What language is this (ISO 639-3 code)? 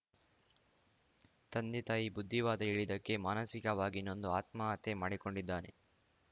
kan